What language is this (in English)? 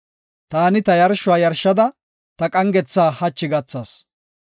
Gofa